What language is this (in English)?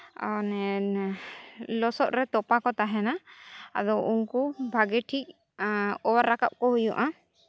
Santali